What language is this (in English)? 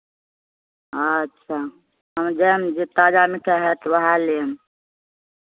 Maithili